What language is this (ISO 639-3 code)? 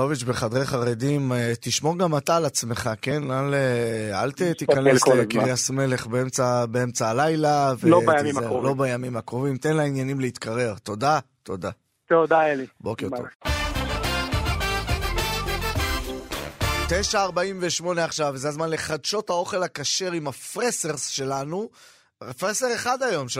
heb